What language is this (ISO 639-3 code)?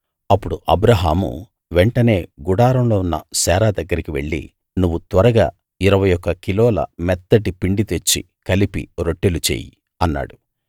tel